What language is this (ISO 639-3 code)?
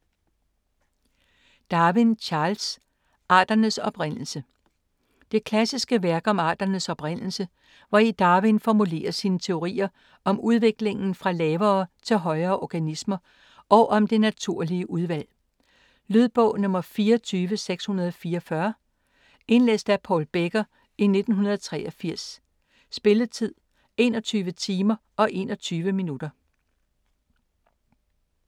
dan